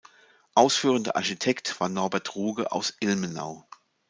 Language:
German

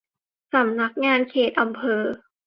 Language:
Thai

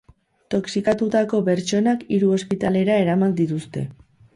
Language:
Basque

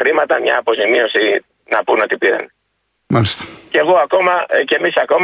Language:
Greek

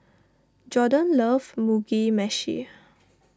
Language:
English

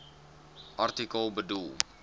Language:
Afrikaans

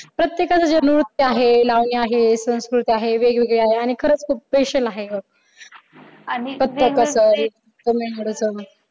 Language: Marathi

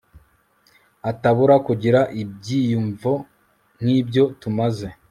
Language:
Kinyarwanda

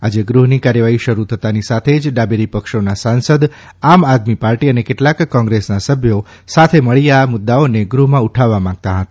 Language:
Gujarati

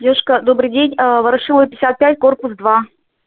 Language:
Russian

